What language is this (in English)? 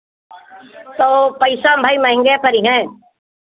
Hindi